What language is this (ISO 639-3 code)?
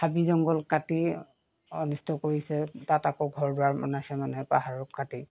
asm